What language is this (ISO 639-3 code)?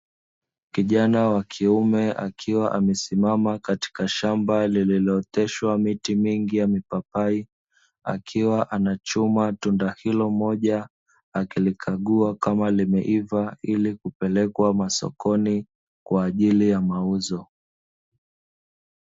swa